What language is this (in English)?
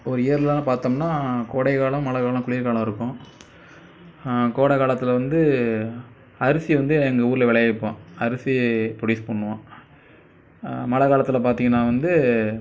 Tamil